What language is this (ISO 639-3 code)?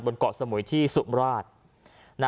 tha